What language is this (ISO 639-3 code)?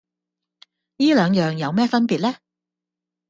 yue